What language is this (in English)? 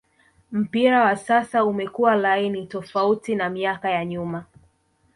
Swahili